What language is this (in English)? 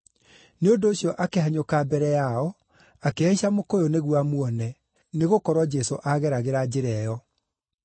Kikuyu